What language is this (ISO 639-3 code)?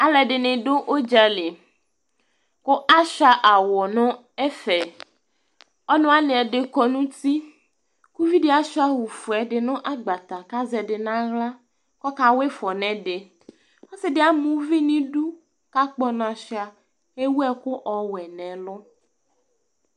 kpo